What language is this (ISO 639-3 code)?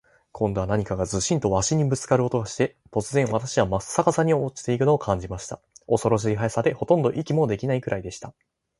jpn